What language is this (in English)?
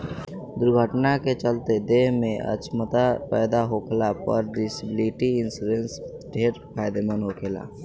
Bhojpuri